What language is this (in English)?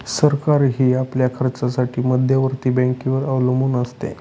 Marathi